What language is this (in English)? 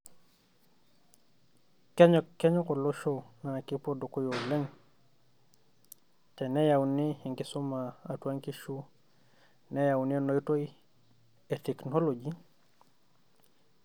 Masai